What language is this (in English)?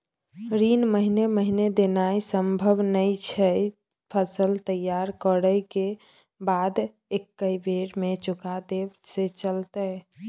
Maithili